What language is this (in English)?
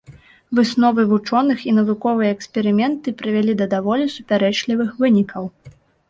Belarusian